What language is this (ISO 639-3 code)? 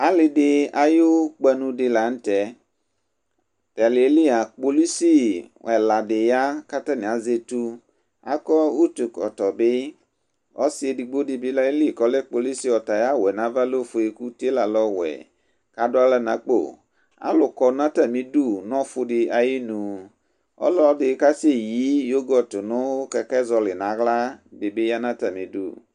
kpo